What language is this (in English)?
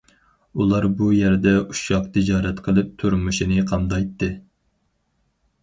Uyghur